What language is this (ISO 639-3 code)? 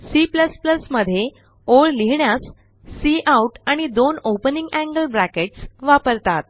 mar